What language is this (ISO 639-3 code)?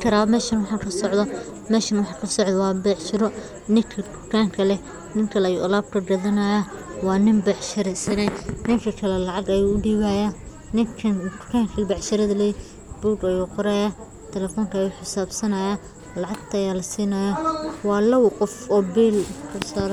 som